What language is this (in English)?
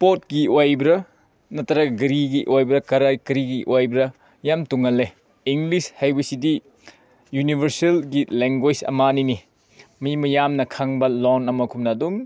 Manipuri